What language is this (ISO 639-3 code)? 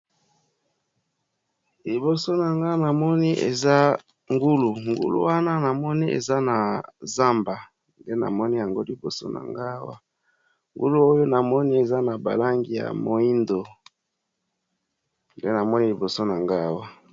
lin